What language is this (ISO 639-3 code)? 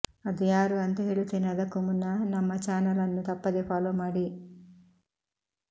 kan